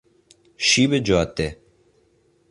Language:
Persian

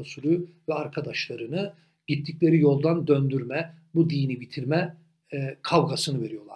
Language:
Turkish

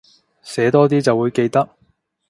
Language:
Cantonese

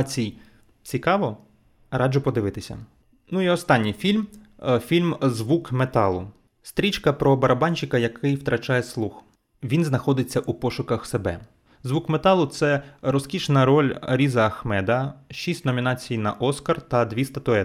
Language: Ukrainian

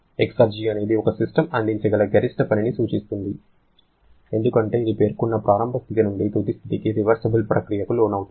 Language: Telugu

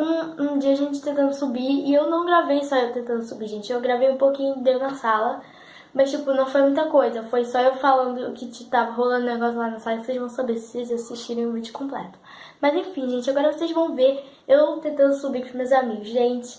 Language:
Portuguese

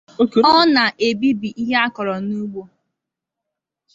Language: Igbo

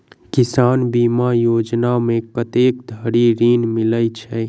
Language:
Maithili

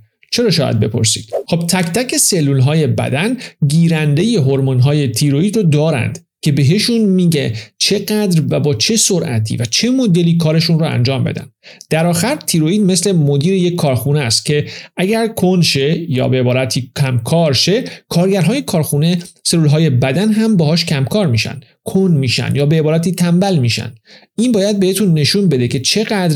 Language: Persian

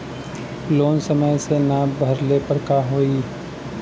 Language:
Bhojpuri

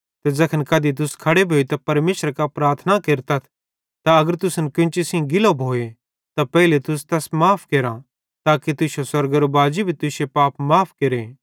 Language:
Bhadrawahi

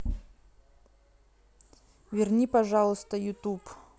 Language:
Russian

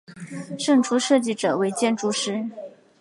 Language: Chinese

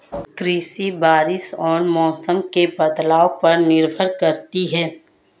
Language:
Hindi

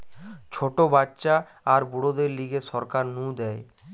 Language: Bangla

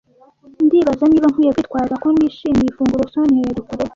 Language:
Kinyarwanda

